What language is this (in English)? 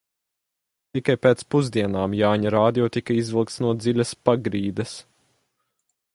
Latvian